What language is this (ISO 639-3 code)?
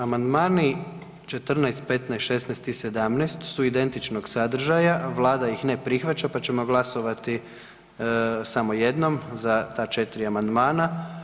hrv